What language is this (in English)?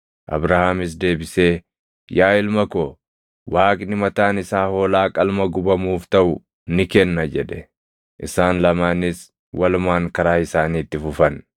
Oromo